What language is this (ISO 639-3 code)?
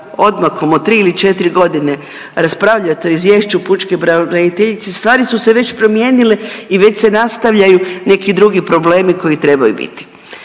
hrv